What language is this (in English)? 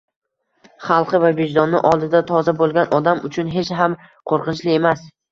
Uzbek